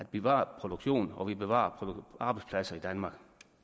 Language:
Danish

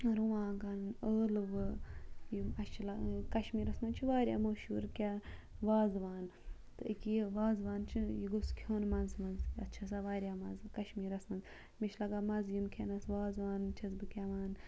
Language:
Kashmiri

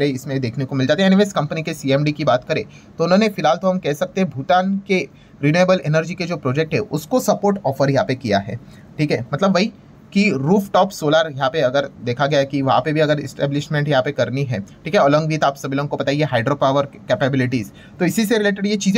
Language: Hindi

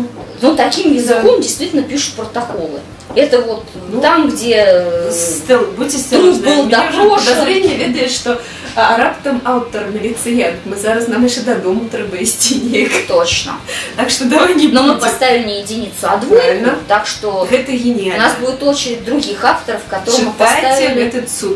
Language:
Russian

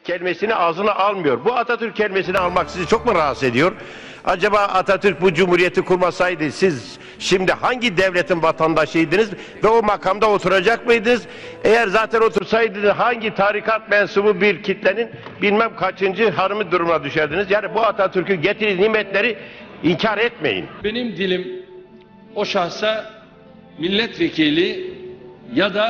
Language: Turkish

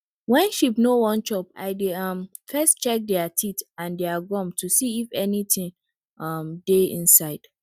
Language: Nigerian Pidgin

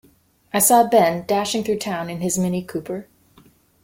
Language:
English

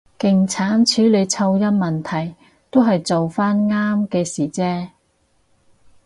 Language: Cantonese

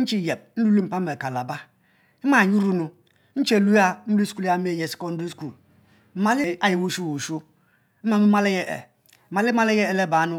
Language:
Mbe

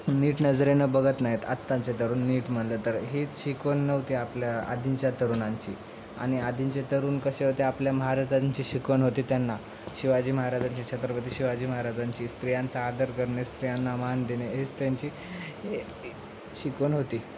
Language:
Marathi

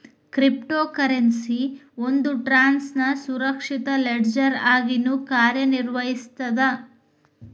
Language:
Kannada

